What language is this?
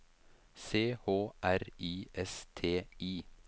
Norwegian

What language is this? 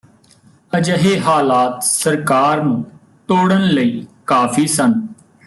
Punjabi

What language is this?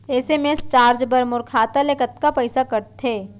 Chhattisgarhi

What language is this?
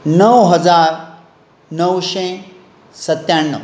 Konkani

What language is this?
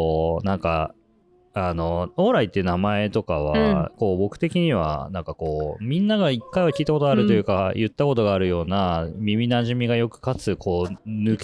Japanese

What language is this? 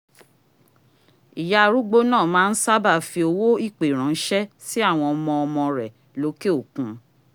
Yoruba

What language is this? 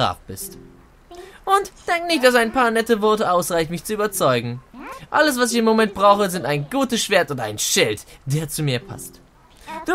German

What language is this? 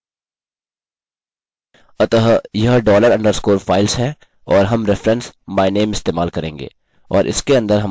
Hindi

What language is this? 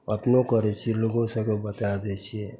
Maithili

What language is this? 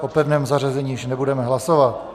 Czech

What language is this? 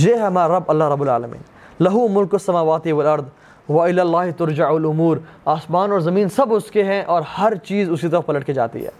Urdu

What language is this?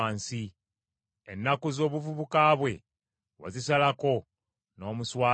Ganda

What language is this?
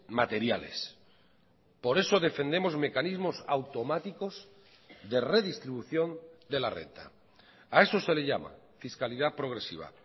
Spanish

